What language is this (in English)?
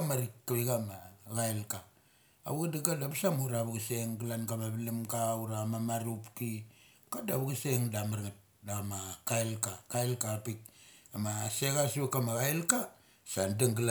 Mali